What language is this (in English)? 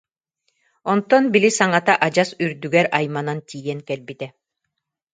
Yakut